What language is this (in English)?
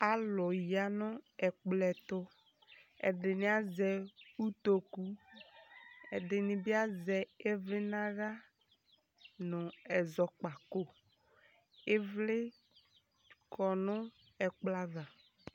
Ikposo